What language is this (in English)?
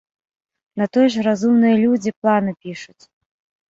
Belarusian